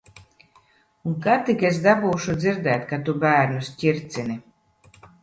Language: Latvian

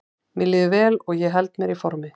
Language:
Icelandic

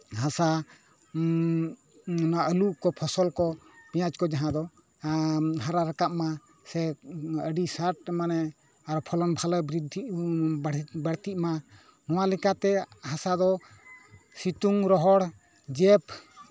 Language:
Santali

